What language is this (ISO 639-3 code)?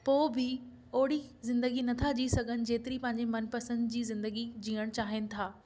snd